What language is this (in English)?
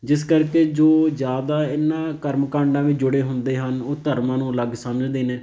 Punjabi